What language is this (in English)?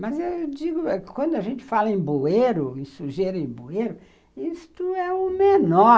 Portuguese